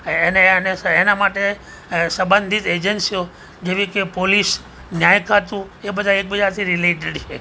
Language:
Gujarati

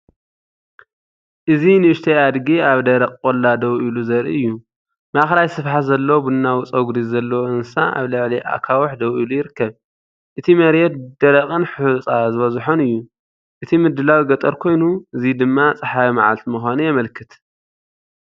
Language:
Tigrinya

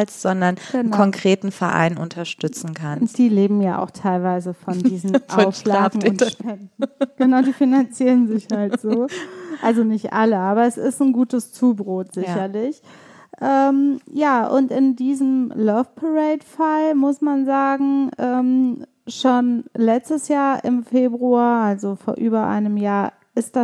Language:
German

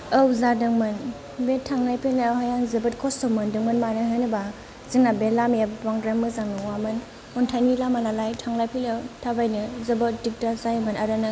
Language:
Bodo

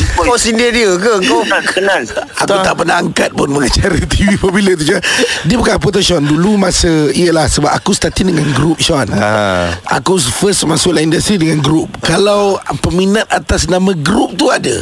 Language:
Malay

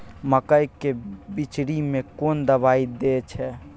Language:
Maithili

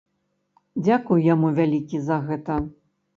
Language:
Belarusian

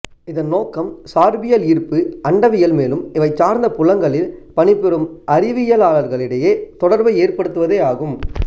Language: Tamil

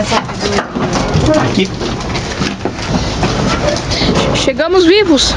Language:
Portuguese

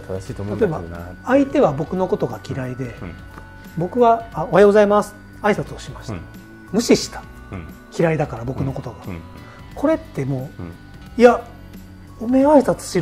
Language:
Japanese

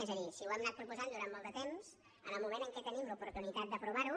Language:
Catalan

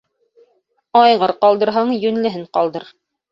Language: Bashkir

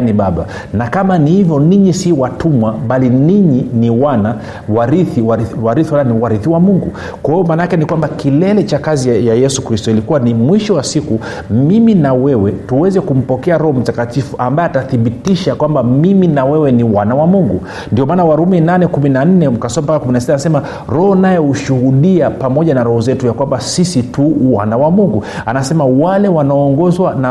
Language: Swahili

